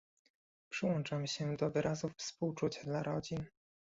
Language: Polish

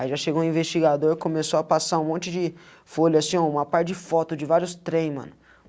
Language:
Portuguese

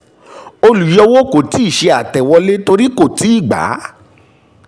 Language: Yoruba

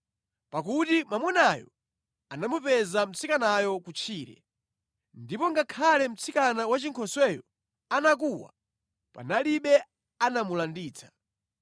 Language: Nyanja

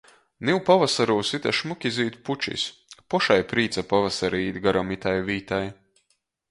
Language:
Latgalian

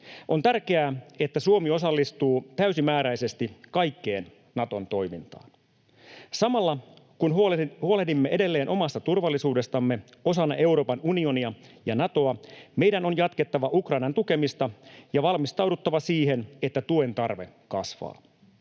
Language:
Finnish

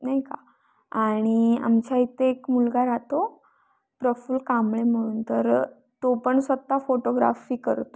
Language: Marathi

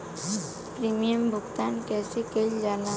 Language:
Bhojpuri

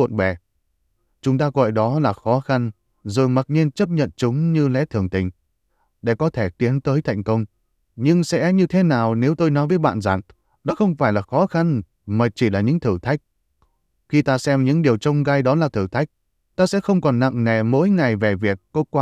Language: Vietnamese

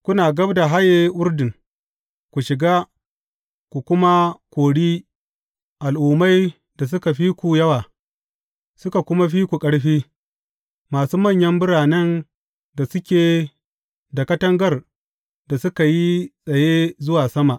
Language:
Hausa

